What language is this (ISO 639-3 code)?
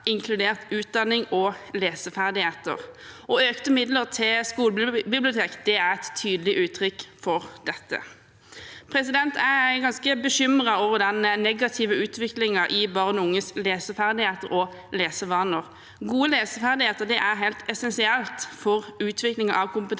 nor